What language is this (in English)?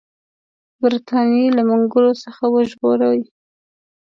Pashto